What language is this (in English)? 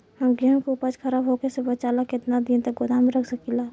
Bhojpuri